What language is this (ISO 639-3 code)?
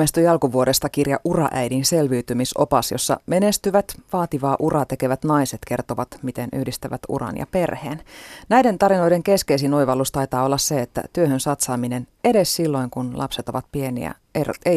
fin